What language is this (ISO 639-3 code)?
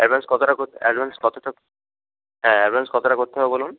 ben